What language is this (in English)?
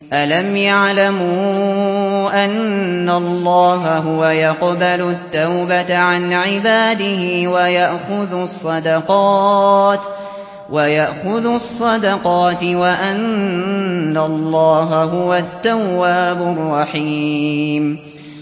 Arabic